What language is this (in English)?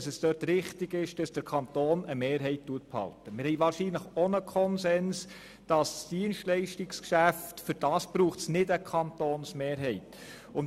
Swiss German